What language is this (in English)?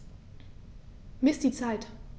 German